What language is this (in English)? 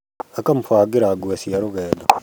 Kikuyu